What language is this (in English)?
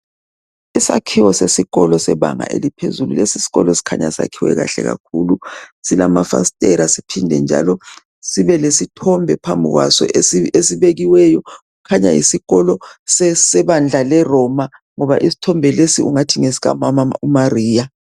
North Ndebele